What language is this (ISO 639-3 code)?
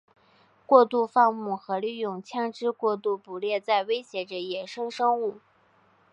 zho